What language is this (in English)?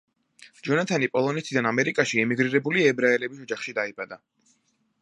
Georgian